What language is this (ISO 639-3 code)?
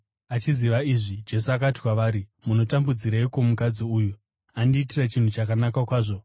sna